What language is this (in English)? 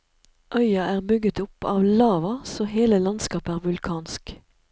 Norwegian